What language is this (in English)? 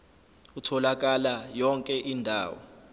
Zulu